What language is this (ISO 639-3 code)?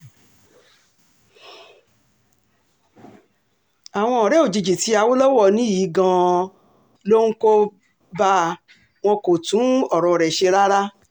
yor